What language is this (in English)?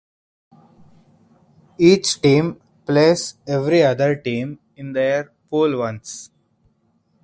English